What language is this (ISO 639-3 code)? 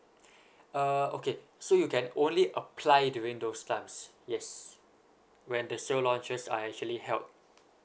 eng